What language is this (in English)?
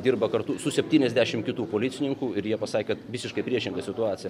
Lithuanian